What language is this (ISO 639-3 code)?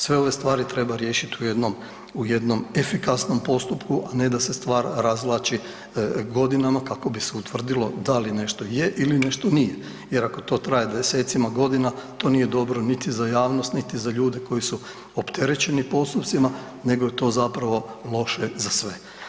hrv